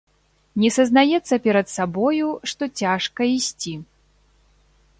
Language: Belarusian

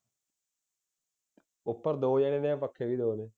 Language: Punjabi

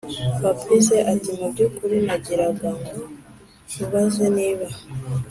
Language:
Kinyarwanda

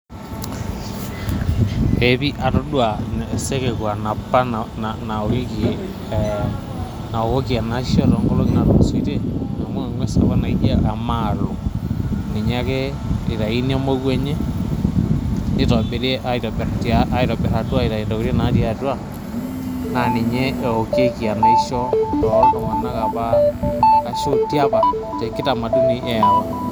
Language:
Masai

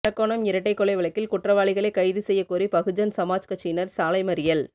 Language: Tamil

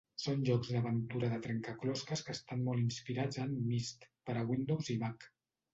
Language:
Catalan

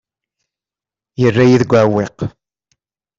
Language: Kabyle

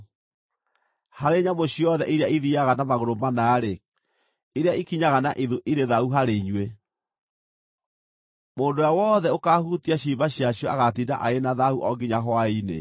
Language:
Kikuyu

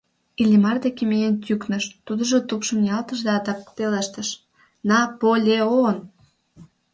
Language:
Mari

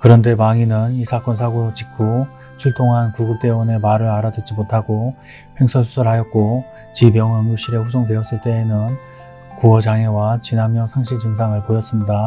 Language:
Korean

